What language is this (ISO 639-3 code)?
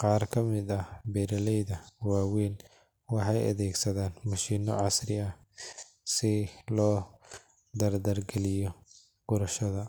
som